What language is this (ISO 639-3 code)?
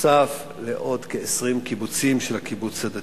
heb